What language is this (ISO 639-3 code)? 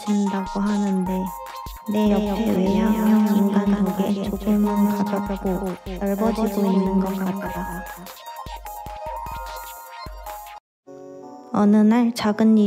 kor